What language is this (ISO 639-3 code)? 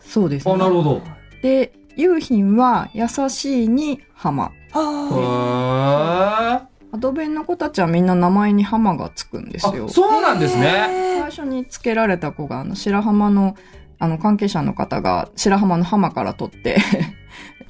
jpn